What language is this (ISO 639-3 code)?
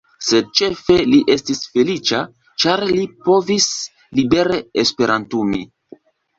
epo